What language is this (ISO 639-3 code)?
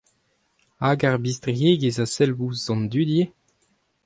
bre